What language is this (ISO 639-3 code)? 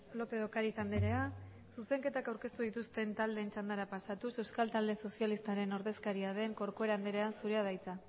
eus